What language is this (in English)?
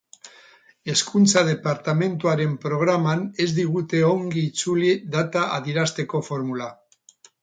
Basque